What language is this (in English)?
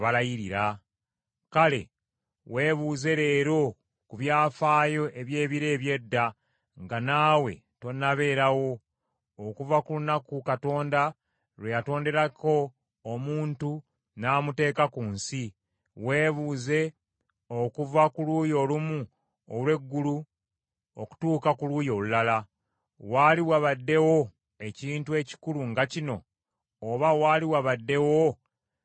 Ganda